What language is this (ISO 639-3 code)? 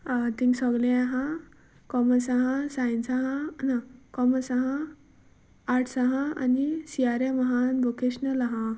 kok